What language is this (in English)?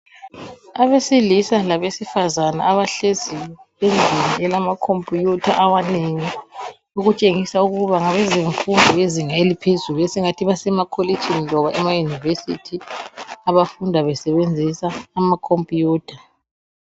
North Ndebele